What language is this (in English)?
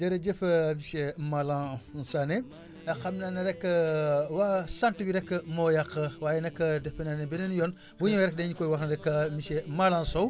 Wolof